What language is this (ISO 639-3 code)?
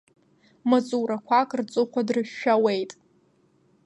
abk